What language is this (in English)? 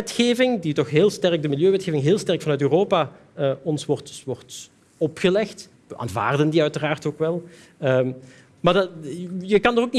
Dutch